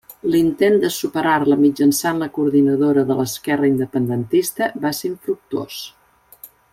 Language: Catalan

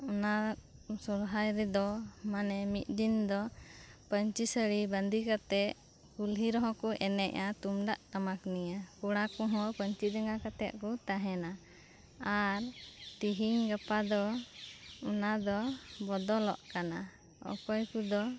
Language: Santali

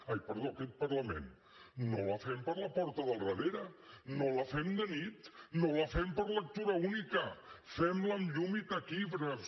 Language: Catalan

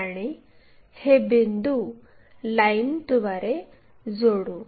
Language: Marathi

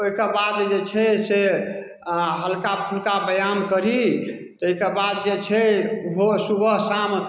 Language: Maithili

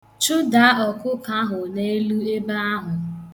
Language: Igbo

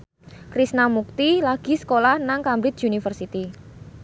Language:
Javanese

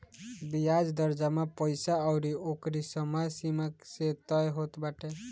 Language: Bhojpuri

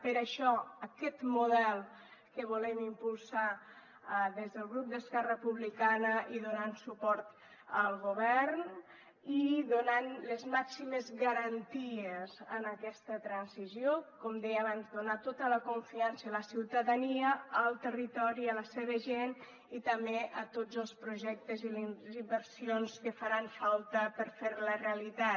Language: Catalan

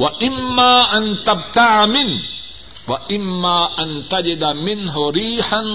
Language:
Urdu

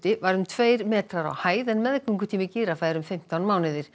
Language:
Icelandic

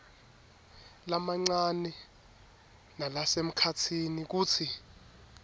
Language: Swati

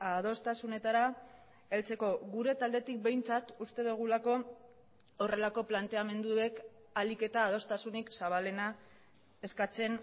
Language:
Basque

